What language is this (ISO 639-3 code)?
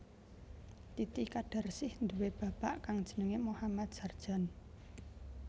jav